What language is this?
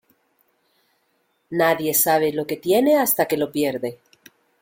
Spanish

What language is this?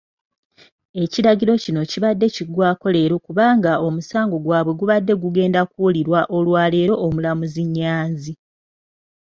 Ganda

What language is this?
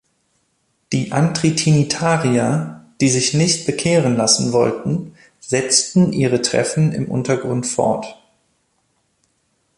German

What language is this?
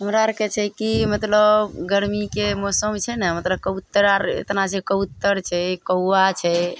Maithili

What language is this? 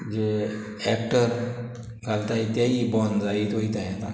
Konkani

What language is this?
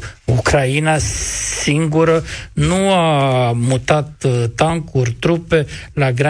Romanian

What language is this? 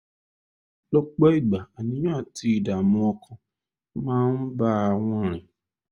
Yoruba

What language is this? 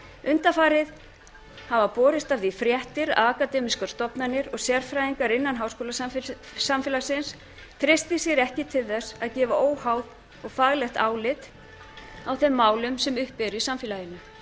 Icelandic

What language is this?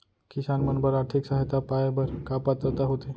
Chhattisgarhi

